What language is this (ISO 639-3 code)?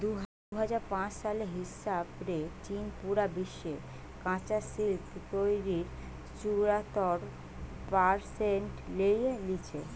ben